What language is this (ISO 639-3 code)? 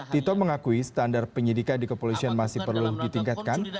ind